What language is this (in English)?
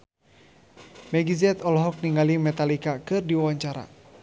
Sundanese